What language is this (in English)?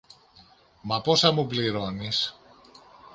Greek